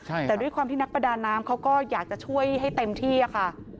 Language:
Thai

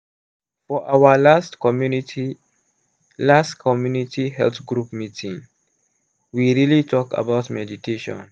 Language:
Nigerian Pidgin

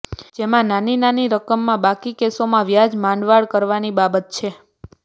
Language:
Gujarati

